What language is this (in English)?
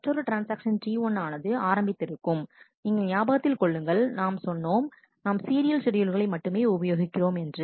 Tamil